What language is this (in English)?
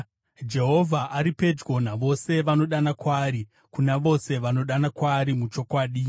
Shona